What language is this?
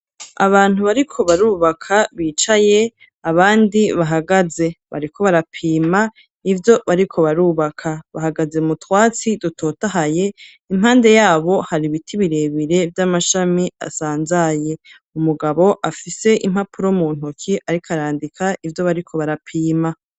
Rundi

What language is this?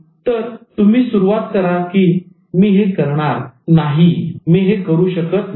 Marathi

